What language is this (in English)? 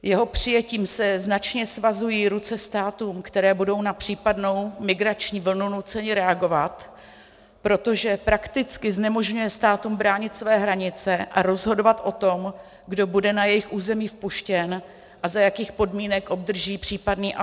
Czech